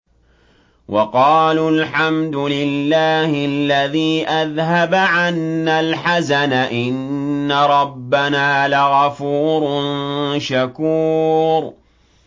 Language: Arabic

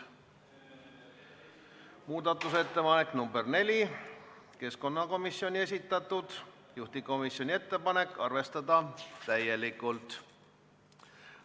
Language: Estonian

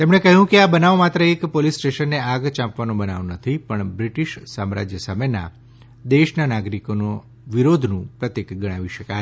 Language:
Gujarati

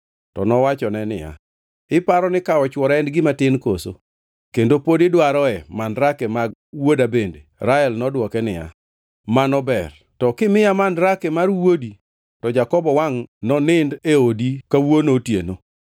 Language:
Luo (Kenya and Tanzania)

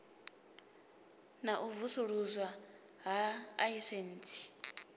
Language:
Venda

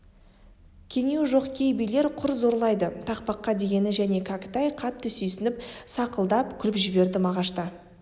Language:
Kazakh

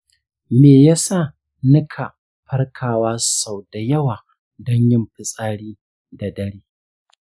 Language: Hausa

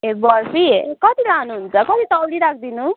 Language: Nepali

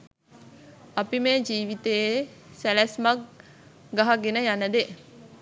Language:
Sinhala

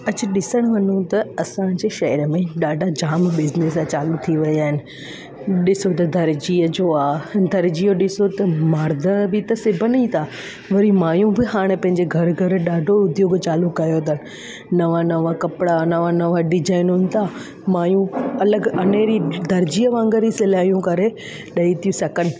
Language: Sindhi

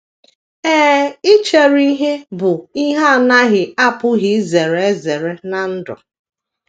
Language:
Igbo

